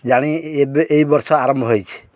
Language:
Odia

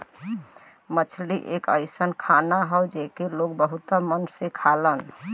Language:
Bhojpuri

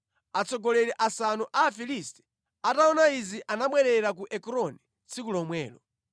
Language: Nyanja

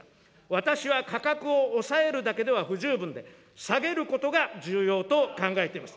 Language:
Japanese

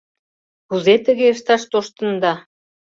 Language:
Mari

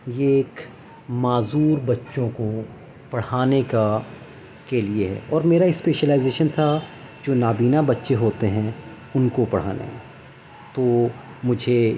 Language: Urdu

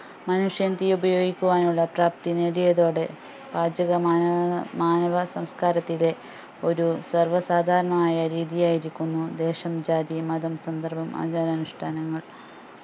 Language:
Malayalam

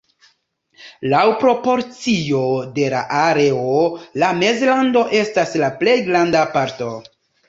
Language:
Esperanto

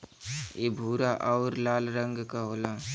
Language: Bhojpuri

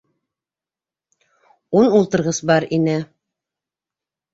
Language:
Bashkir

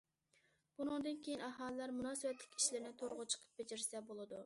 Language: Uyghur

